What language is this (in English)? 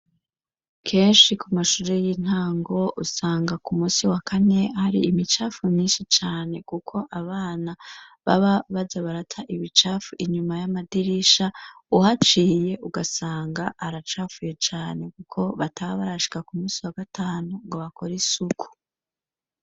Rundi